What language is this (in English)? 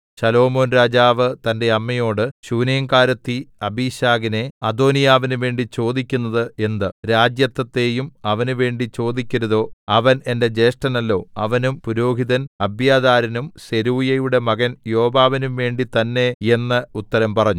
Malayalam